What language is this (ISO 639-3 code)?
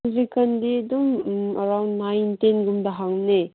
mni